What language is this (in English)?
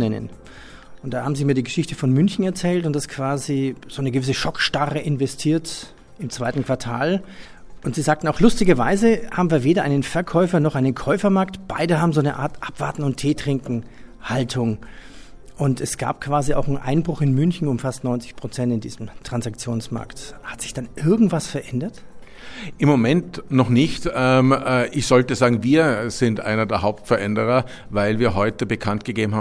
German